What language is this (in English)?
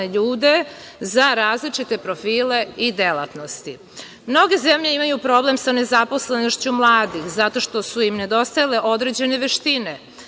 Serbian